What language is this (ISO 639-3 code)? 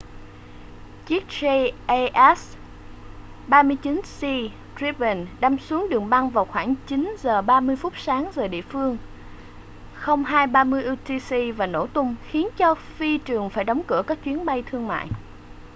vie